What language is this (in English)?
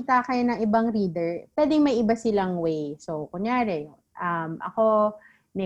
Filipino